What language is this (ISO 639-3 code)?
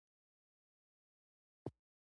pus